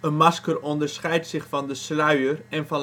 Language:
Dutch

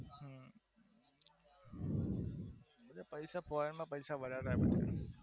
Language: Gujarati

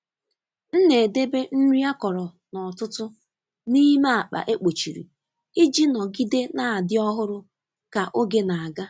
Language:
Igbo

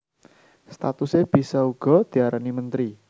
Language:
Javanese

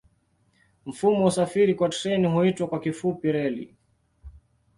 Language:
Swahili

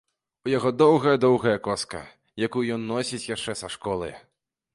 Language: Belarusian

